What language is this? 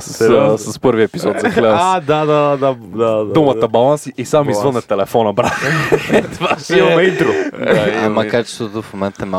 Bulgarian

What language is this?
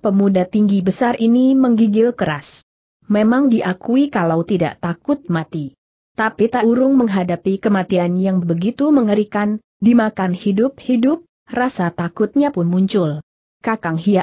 Indonesian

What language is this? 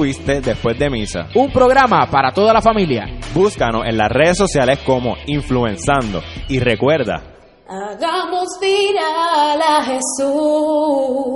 Spanish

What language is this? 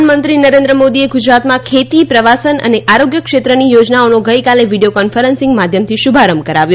Gujarati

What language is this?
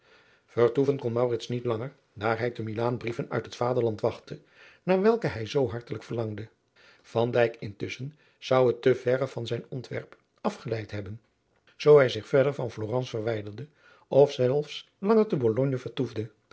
Dutch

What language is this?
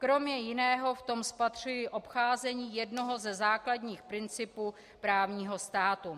Czech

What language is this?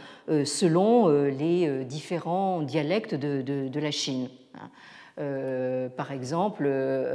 French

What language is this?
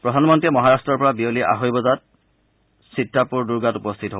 Assamese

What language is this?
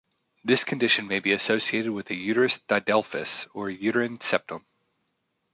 English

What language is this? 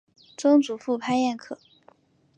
Chinese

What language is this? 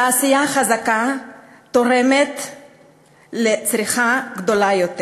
Hebrew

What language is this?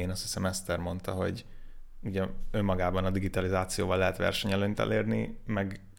Hungarian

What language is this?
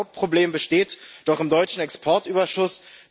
German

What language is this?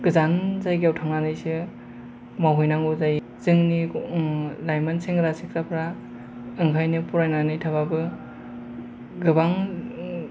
Bodo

